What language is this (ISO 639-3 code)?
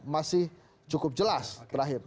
ind